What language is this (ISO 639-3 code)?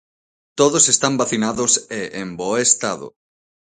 glg